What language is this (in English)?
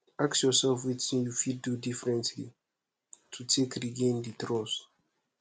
Nigerian Pidgin